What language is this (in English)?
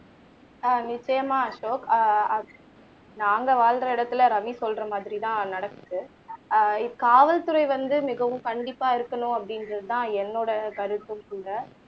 Tamil